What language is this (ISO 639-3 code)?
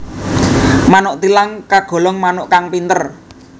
jav